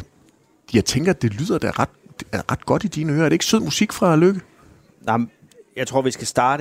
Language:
Danish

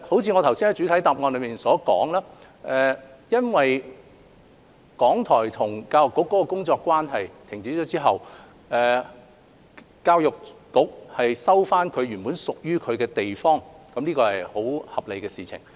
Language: Cantonese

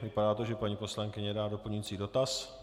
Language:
Czech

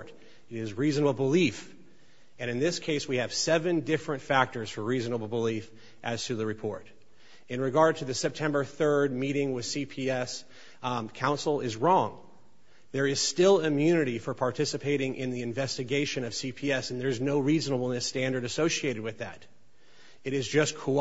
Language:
English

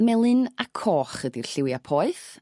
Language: Welsh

